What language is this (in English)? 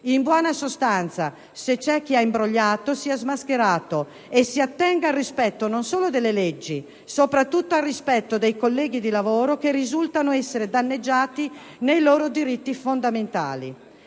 Italian